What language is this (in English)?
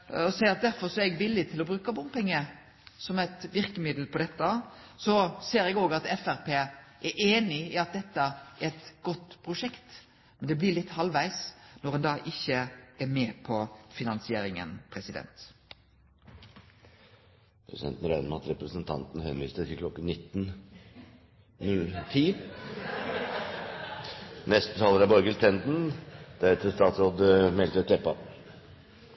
Norwegian